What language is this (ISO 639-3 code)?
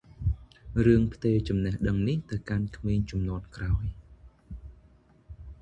khm